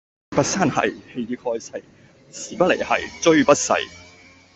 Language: Cantonese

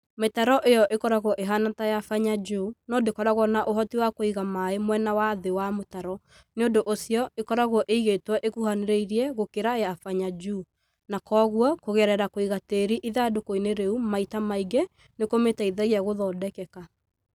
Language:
Kikuyu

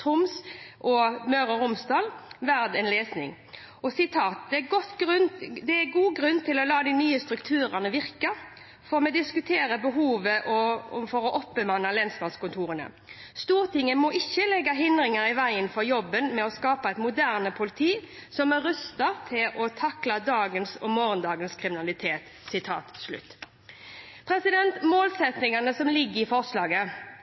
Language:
Norwegian Bokmål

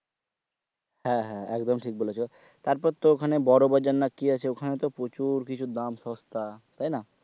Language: Bangla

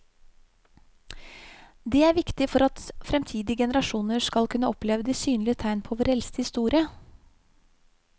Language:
Norwegian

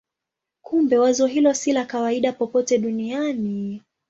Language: Swahili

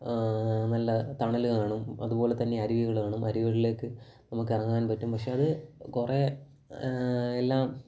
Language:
Malayalam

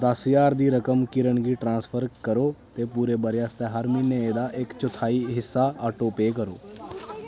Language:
Dogri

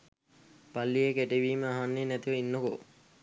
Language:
Sinhala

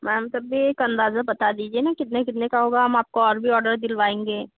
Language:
Hindi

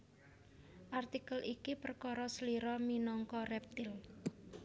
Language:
Javanese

